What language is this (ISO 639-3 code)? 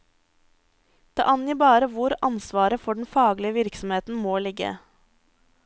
nor